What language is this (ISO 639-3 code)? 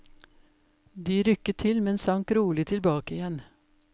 nor